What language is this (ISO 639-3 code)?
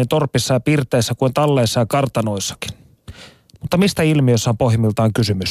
fin